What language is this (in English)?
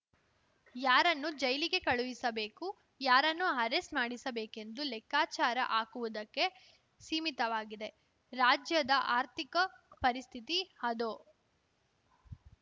Kannada